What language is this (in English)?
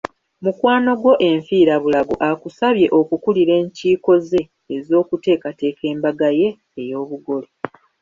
Ganda